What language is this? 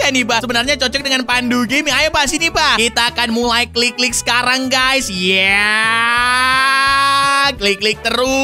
Indonesian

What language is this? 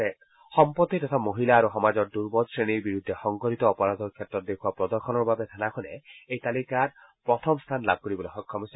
Assamese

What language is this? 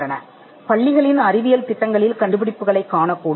Tamil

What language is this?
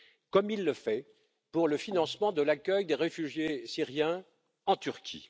French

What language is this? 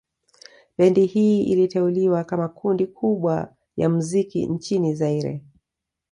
Swahili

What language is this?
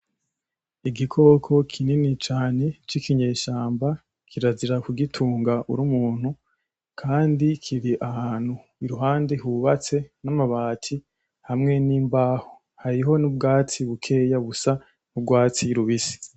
Rundi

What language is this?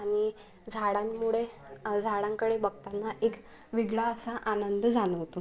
Marathi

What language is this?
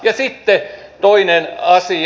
Finnish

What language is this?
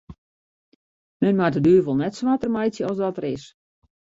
Western Frisian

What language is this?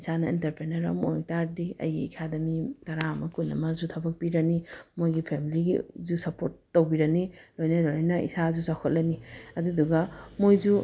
Manipuri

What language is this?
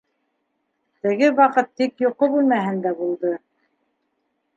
Bashkir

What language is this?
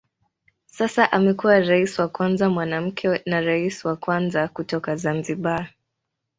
Swahili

